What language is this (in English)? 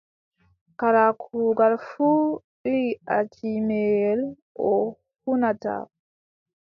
Adamawa Fulfulde